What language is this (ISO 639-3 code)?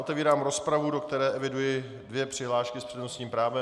ces